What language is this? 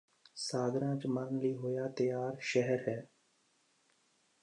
Punjabi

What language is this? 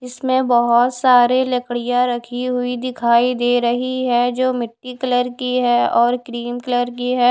Hindi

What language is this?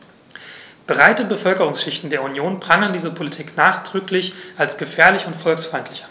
German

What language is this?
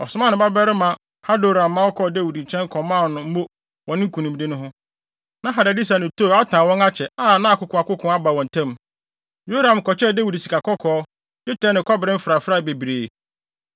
Akan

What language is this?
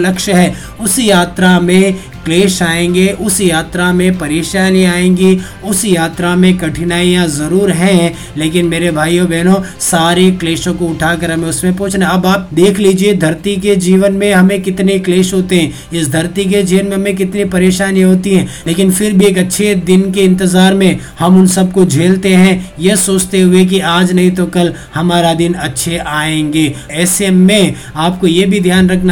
Hindi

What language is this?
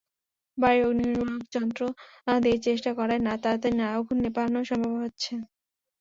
Bangla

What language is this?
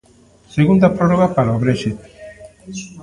Galician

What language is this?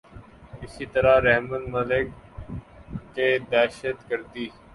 Urdu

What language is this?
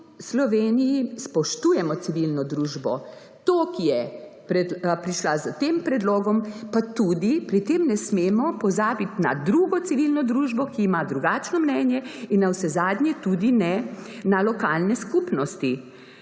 Slovenian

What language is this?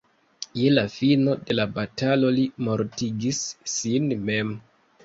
Esperanto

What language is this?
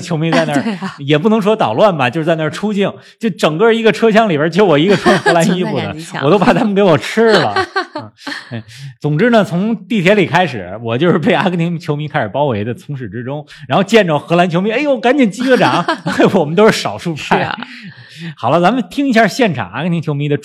Chinese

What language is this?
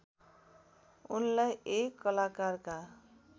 Nepali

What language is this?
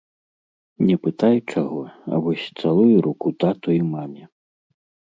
Belarusian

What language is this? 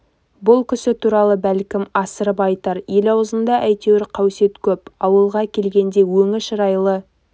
Kazakh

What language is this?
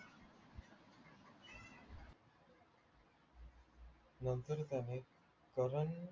Marathi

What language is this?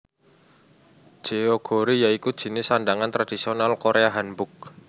Javanese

